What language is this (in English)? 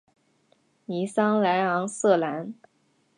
Chinese